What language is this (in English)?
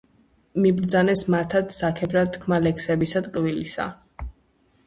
Georgian